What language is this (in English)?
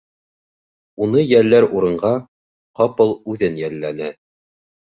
Bashkir